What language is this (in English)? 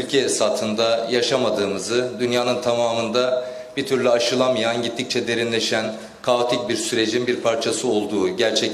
Turkish